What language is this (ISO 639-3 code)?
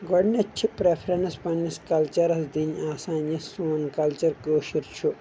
kas